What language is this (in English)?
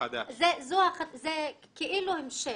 Hebrew